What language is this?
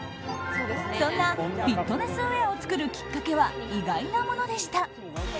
Japanese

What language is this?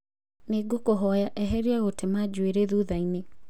Kikuyu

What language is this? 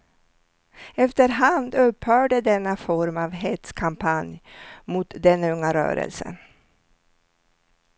Swedish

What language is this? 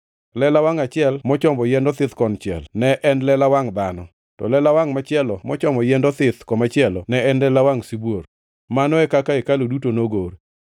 Luo (Kenya and Tanzania)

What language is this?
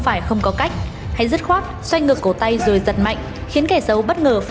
Vietnamese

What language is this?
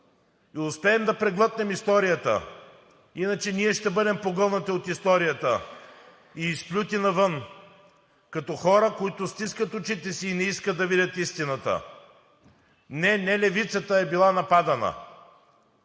Bulgarian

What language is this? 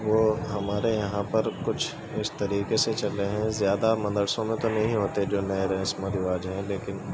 Urdu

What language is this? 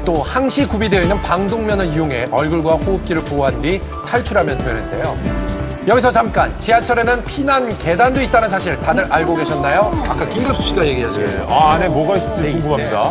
Korean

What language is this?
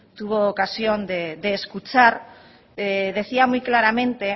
Spanish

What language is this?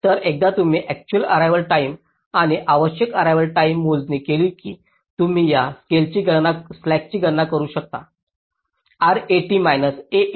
Marathi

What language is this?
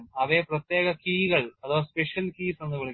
Malayalam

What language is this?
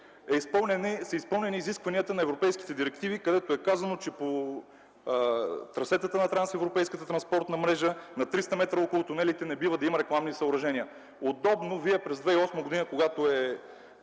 Bulgarian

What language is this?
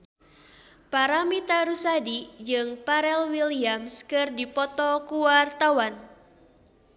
Sundanese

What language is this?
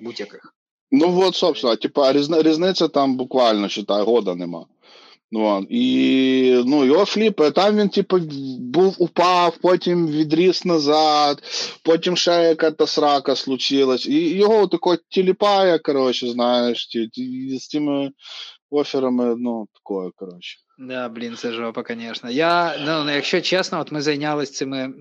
Ukrainian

